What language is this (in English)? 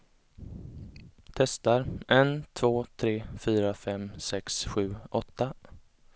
Swedish